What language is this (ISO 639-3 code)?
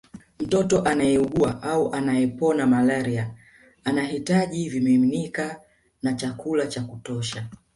swa